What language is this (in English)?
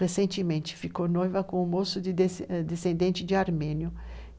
Portuguese